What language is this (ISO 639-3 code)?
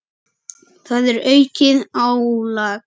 isl